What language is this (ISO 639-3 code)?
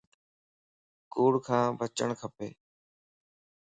lss